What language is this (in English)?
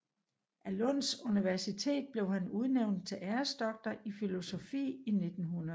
Danish